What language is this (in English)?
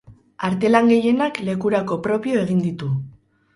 Basque